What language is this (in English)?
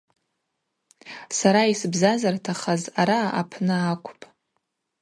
Abaza